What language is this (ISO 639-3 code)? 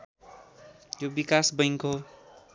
nep